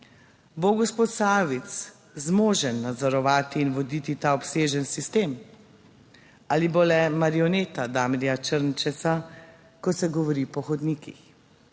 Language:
Slovenian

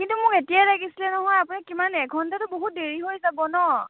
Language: Assamese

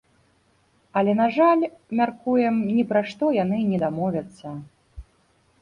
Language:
Belarusian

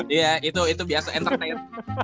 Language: Indonesian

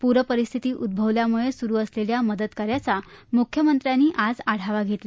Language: Marathi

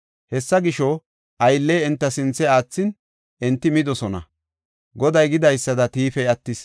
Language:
Gofa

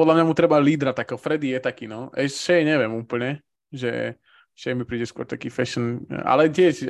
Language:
Slovak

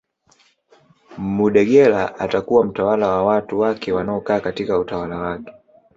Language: Swahili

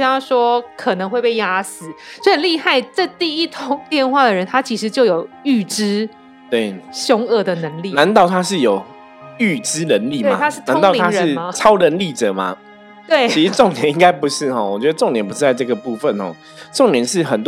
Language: Chinese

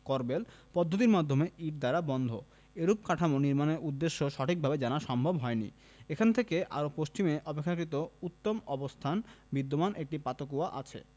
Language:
Bangla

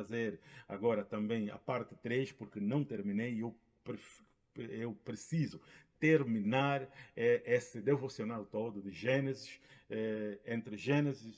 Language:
Portuguese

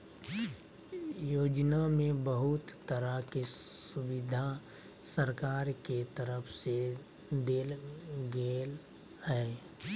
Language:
Magahi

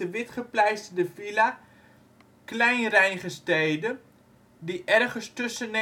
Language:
Dutch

